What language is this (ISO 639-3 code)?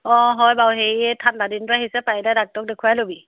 asm